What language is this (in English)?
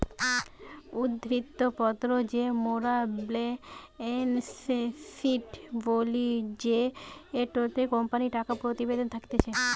Bangla